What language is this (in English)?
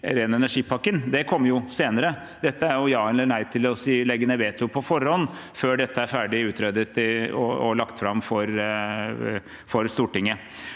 Norwegian